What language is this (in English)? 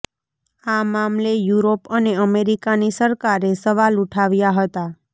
Gujarati